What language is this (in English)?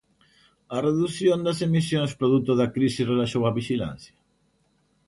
Galician